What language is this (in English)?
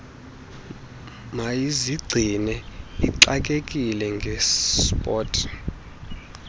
Xhosa